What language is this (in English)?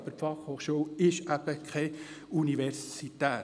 Swiss German